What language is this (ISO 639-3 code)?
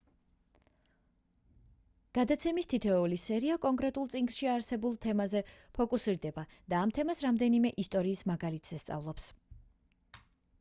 kat